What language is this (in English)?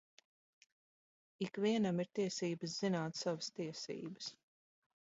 Latvian